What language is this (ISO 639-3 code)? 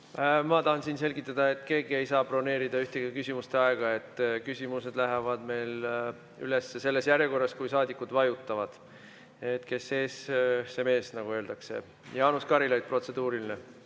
est